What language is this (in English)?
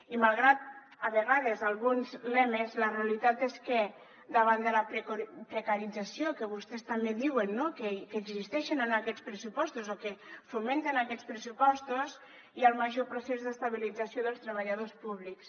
Catalan